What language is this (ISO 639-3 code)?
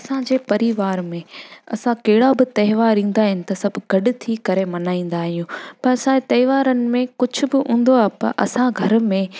snd